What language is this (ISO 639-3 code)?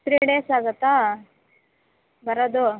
kan